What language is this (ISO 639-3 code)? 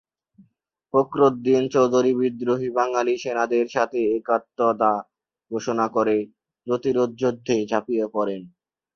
ben